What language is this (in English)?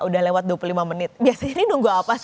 Indonesian